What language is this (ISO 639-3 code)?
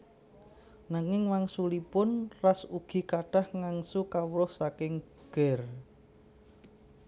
jav